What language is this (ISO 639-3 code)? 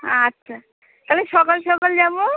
ben